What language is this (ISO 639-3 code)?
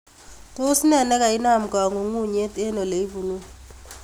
kln